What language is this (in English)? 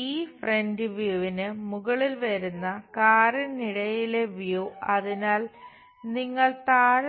Malayalam